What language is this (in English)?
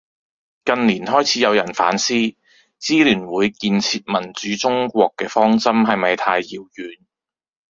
Cantonese